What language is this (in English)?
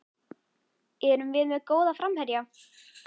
Icelandic